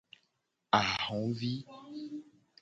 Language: Gen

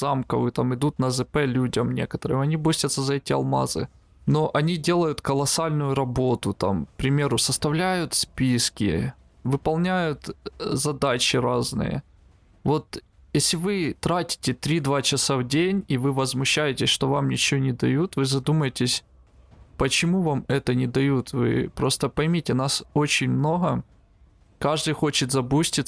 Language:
Russian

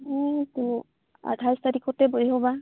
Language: Santali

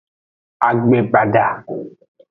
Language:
Aja (Benin)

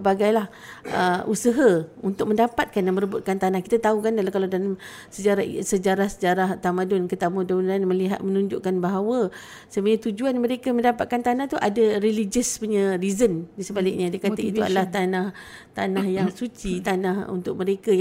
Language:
Malay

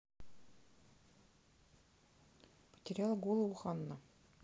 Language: Russian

